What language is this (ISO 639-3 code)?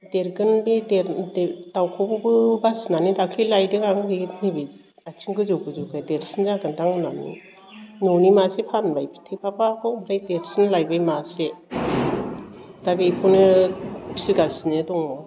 brx